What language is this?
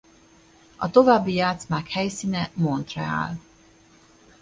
Hungarian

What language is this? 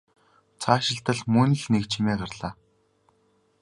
Mongolian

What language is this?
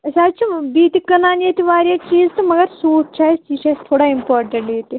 Kashmiri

